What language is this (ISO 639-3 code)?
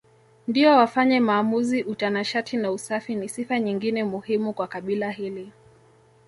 swa